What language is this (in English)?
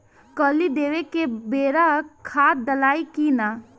Bhojpuri